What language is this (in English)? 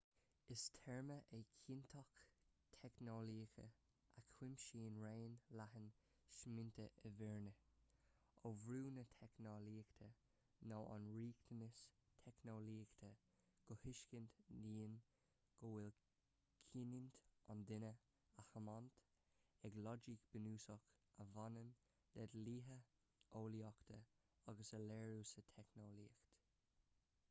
Irish